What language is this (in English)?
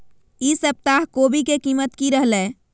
Magahi